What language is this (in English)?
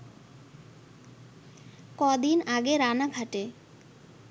Bangla